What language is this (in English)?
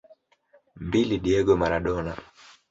Swahili